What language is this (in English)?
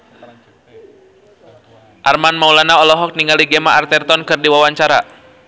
Sundanese